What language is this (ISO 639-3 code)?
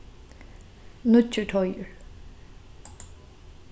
fao